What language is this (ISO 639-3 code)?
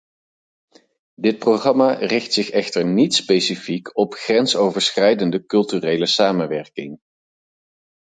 nld